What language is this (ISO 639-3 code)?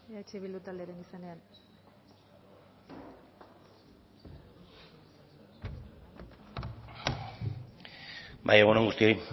eus